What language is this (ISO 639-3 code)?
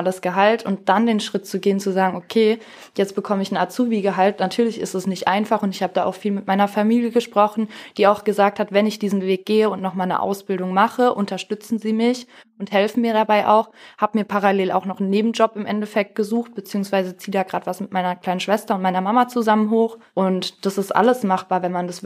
deu